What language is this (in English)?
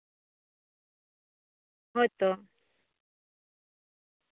Santali